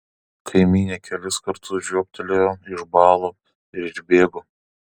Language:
Lithuanian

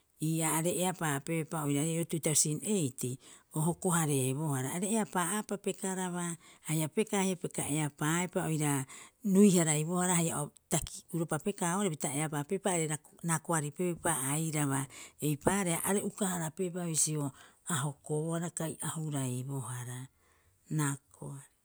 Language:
Rapoisi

